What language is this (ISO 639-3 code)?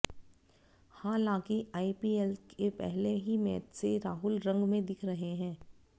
hin